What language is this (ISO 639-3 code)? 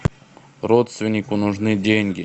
rus